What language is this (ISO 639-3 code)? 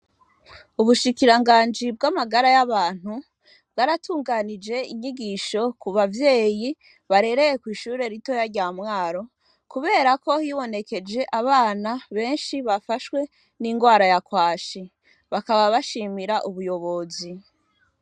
run